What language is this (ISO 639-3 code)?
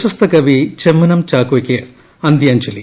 mal